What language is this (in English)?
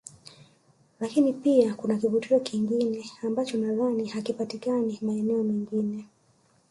Swahili